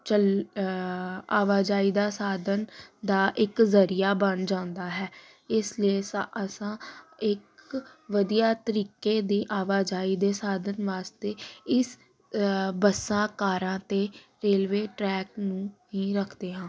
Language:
Punjabi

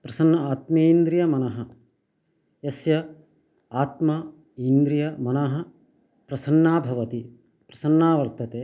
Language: Sanskrit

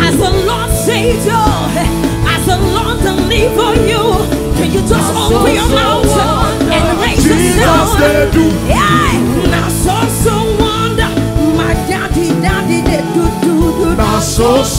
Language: English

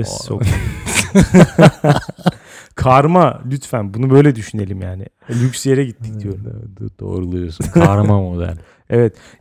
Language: Turkish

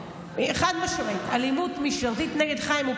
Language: Hebrew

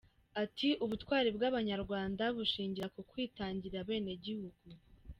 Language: Kinyarwanda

